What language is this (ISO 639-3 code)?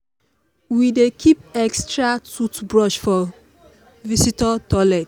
pcm